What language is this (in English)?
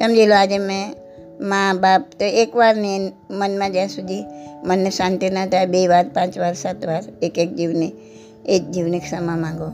Gujarati